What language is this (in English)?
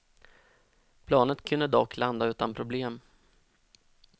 Swedish